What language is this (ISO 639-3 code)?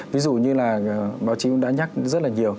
vie